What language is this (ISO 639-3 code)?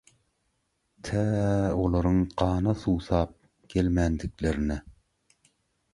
tuk